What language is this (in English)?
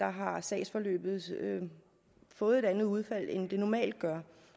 Danish